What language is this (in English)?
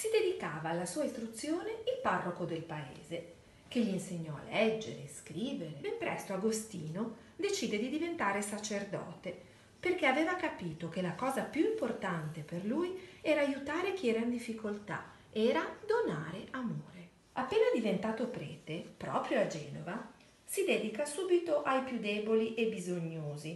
Italian